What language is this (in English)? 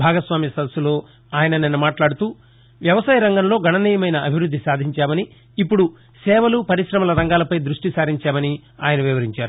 Telugu